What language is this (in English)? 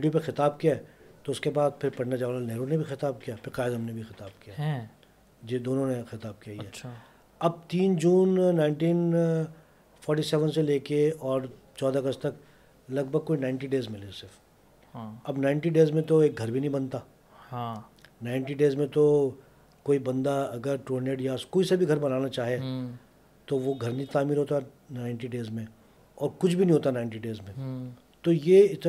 Urdu